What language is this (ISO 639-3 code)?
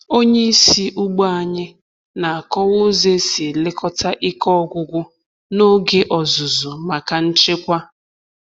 ibo